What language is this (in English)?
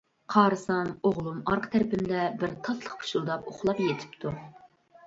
Uyghur